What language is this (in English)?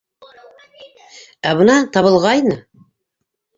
Bashkir